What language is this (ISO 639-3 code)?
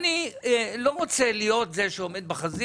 heb